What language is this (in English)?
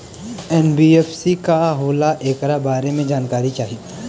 Bhojpuri